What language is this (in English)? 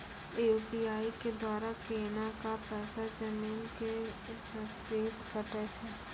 Maithili